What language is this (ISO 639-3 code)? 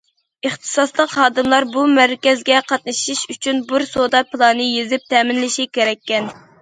uig